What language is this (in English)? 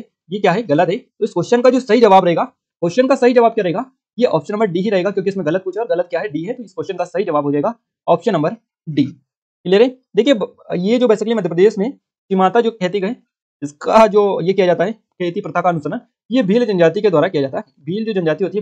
Hindi